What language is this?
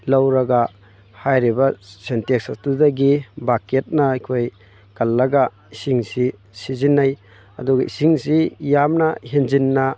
Manipuri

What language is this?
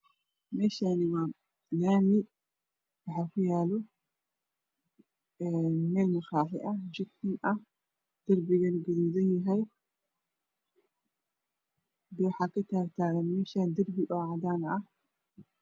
Somali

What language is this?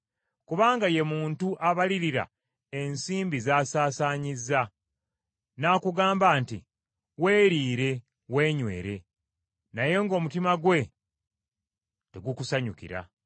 Ganda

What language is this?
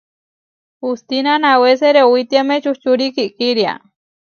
Huarijio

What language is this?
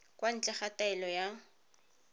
Tswana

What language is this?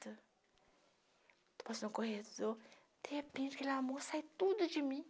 Portuguese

